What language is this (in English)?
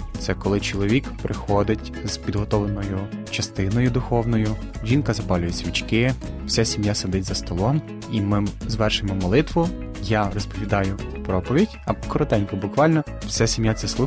Ukrainian